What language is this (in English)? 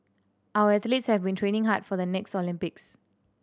English